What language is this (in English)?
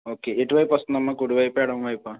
Telugu